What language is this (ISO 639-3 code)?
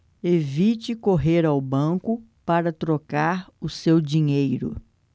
por